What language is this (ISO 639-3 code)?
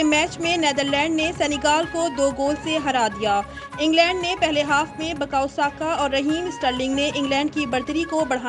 hin